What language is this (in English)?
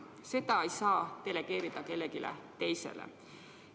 Estonian